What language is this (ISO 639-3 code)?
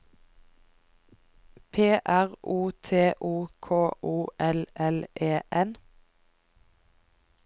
nor